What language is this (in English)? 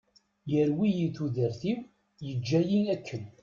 Kabyle